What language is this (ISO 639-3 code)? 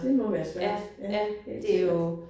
dan